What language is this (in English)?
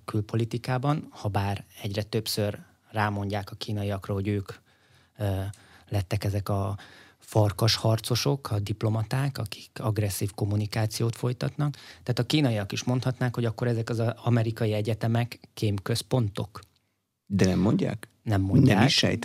Hungarian